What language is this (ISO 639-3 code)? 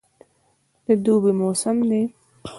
pus